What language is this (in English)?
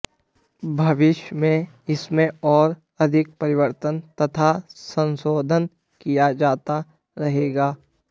Sanskrit